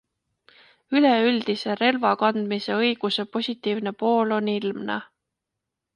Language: Estonian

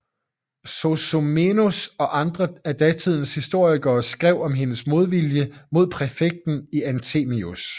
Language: Danish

